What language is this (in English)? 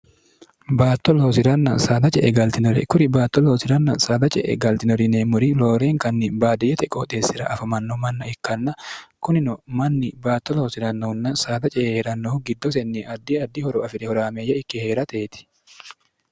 Sidamo